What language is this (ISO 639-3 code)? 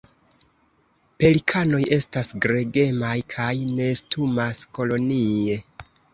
epo